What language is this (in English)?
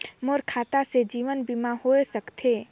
Chhattisgarhi